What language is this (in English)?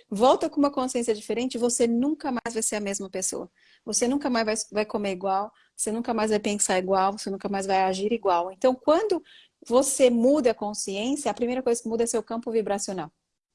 Portuguese